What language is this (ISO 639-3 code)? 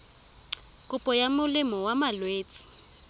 tsn